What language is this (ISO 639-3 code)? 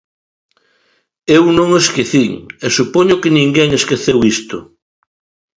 glg